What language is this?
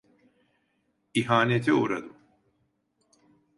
Turkish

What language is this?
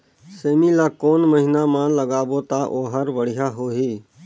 Chhattisgarhi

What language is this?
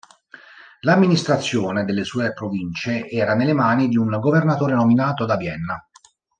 Italian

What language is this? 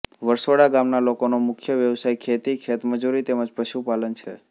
Gujarati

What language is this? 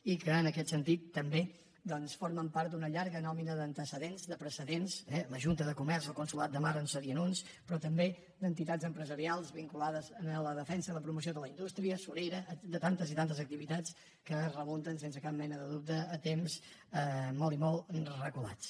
Catalan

